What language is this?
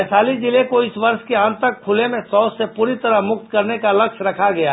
Hindi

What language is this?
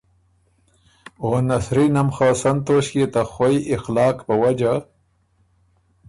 Ormuri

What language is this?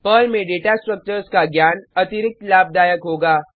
Hindi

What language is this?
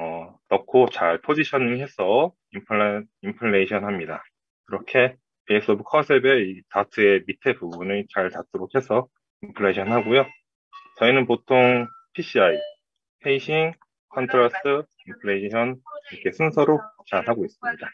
Korean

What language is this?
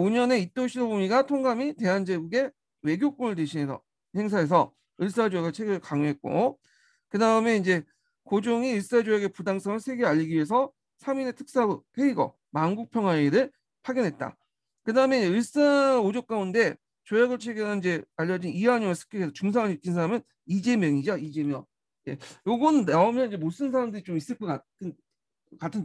Korean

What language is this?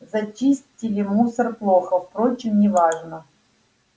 Russian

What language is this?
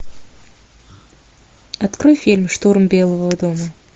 Russian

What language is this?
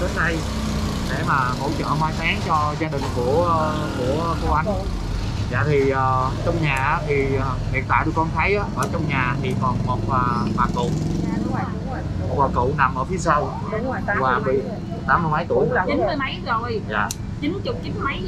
Vietnamese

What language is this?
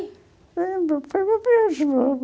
Portuguese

